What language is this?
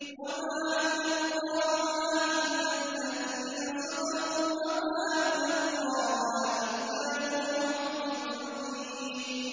Arabic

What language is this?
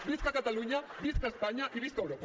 Catalan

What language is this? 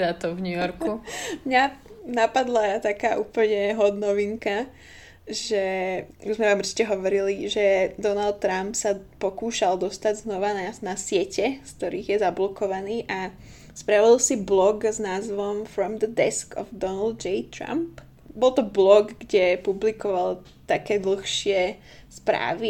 Slovak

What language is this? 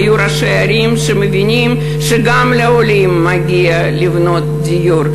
Hebrew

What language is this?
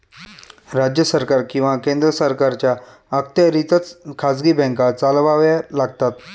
Marathi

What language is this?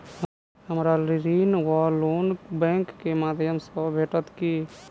Maithili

